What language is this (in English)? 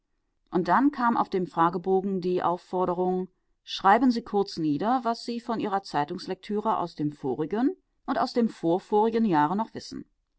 German